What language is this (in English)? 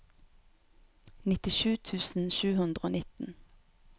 Norwegian